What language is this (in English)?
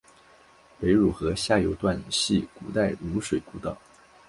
Chinese